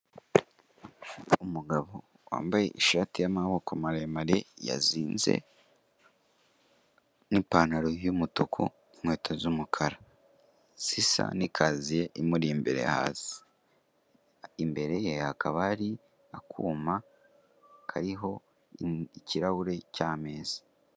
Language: Kinyarwanda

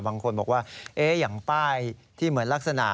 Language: Thai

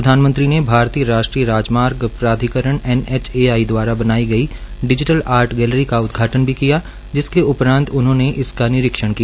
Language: Hindi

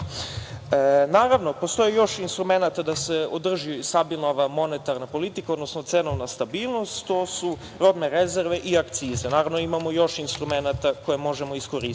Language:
Serbian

